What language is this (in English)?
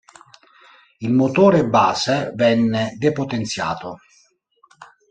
Italian